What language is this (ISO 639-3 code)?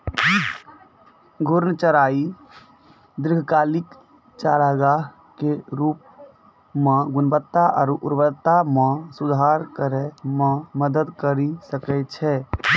mai